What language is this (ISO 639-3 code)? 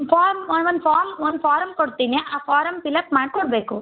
kan